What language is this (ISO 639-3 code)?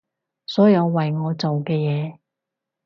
yue